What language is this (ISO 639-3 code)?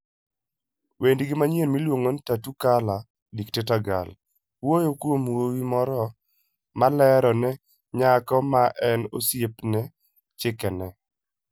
luo